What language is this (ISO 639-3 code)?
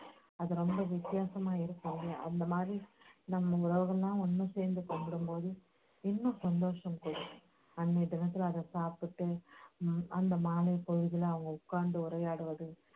tam